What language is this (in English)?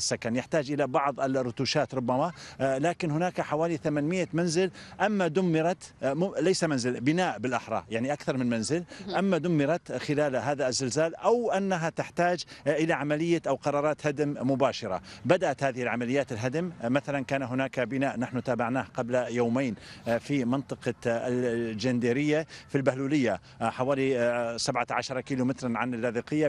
Arabic